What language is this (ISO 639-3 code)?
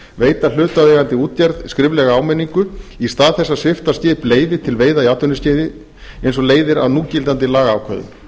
isl